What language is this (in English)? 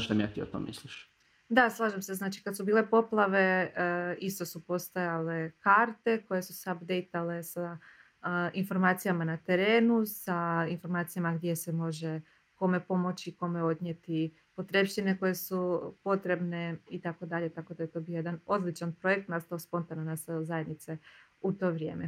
Croatian